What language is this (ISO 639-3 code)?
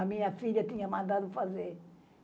por